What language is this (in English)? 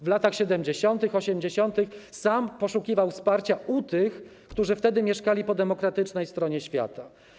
Polish